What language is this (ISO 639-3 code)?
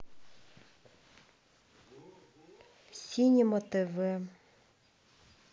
rus